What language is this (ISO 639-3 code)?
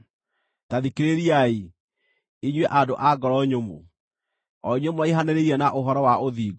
kik